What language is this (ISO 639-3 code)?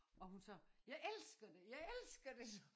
dan